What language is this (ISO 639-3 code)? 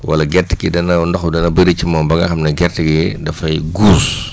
wol